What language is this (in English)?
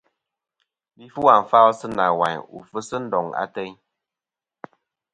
Kom